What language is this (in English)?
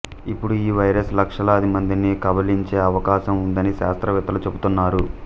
Telugu